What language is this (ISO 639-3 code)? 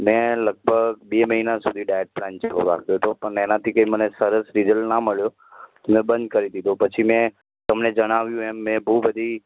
guj